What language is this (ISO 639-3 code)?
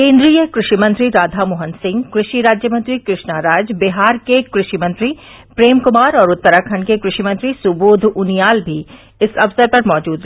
hin